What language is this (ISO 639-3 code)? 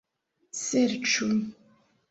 epo